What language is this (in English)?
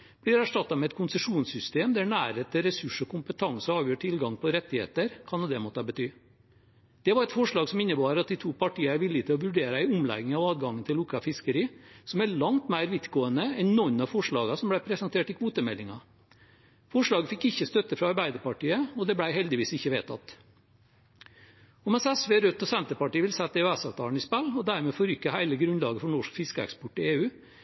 Norwegian Bokmål